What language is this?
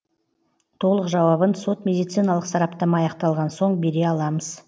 Kazakh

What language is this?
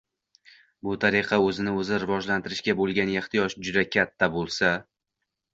Uzbek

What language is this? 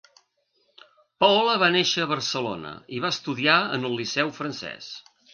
Catalan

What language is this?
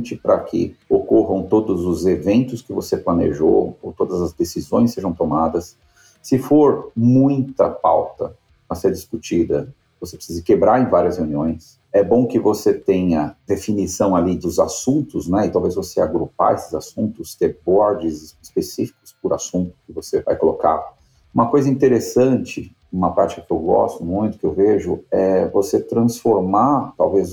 Portuguese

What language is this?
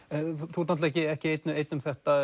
Icelandic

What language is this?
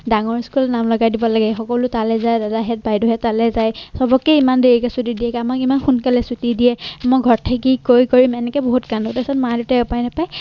Assamese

